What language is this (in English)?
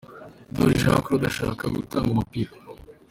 Kinyarwanda